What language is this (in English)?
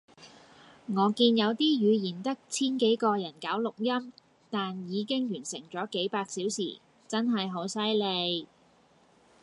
Cantonese